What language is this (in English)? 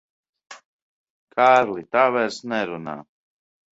Latvian